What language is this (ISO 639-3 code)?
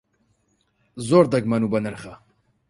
ckb